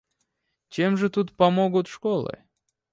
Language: Russian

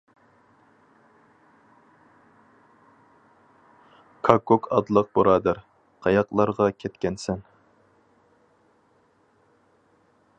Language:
Uyghur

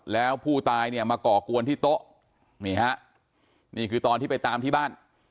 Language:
Thai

